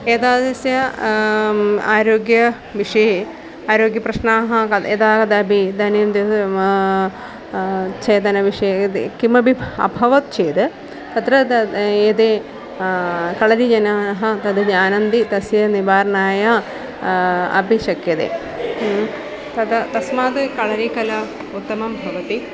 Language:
Sanskrit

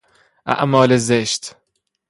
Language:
Persian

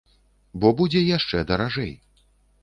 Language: Belarusian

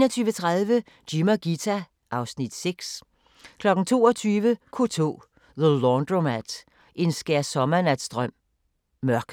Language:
Danish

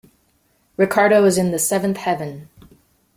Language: English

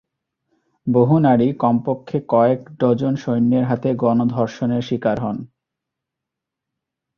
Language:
Bangla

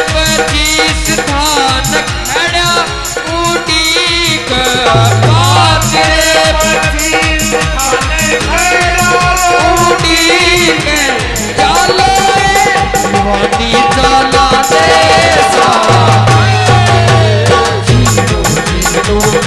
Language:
Hindi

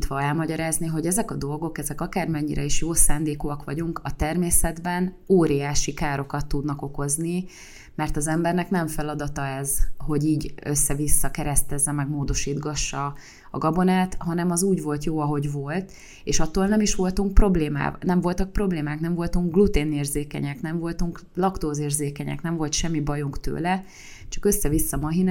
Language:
Hungarian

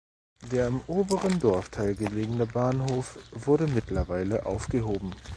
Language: German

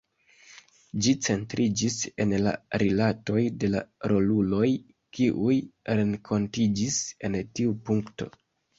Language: Esperanto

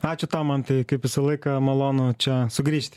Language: Lithuanian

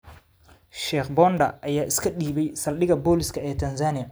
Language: Somali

